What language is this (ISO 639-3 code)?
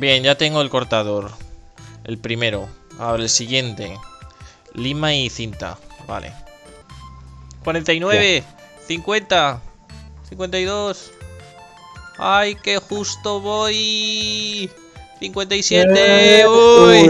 spa